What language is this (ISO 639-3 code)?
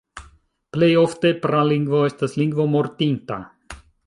epo